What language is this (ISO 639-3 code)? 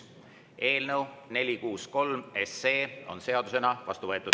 est